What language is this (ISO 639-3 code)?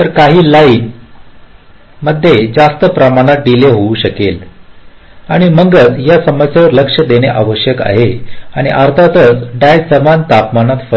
mar